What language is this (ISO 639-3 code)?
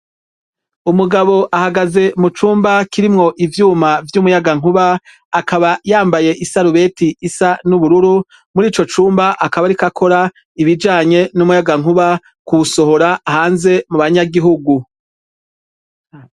run